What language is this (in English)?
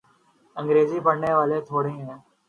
Urdu